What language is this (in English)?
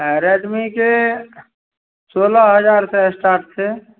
Maithili